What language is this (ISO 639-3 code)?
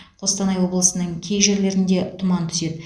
kaz